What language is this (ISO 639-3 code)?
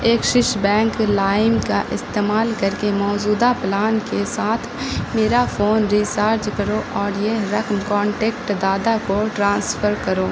urd